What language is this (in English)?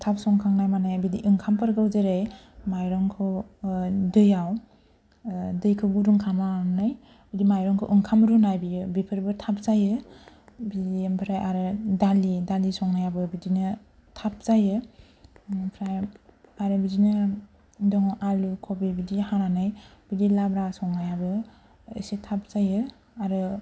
Bodo